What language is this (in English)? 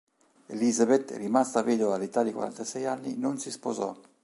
Italian